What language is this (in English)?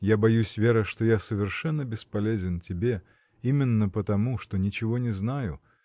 Russian